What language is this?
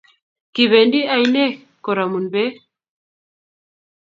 Kalenjin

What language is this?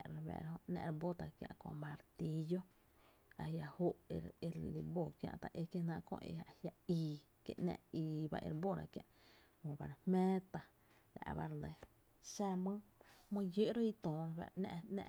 Tepinapa Chinantec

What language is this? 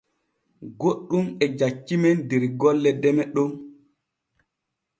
Borgu Fulfulde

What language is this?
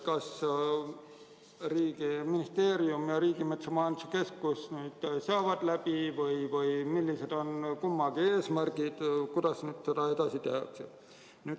Estonian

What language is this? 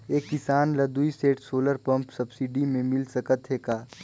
Chhattisgarhi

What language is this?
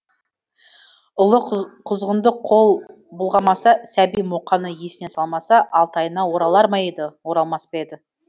Kazakh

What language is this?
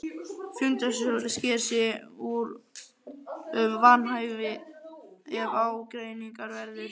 Icelandic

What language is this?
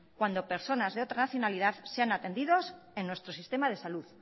Spanish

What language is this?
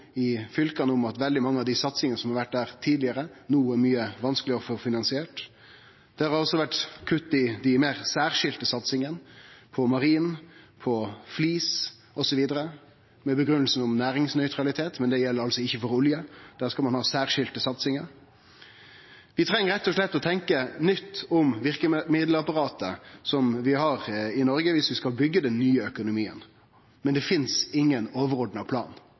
Norwegian Nynorsk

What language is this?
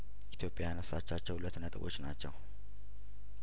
Amharic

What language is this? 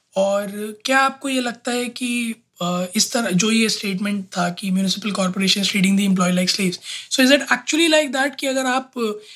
Hindi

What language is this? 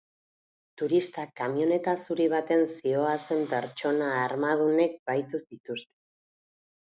Basque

